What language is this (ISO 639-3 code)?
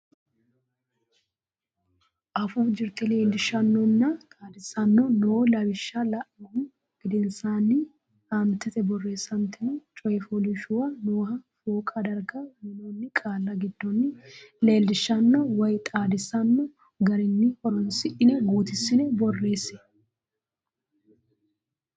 sid